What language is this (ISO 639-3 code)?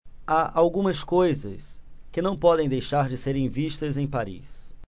por